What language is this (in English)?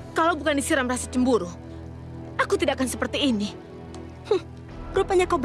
Indonesian